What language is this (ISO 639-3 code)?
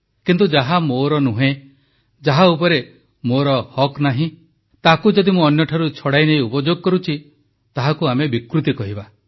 ori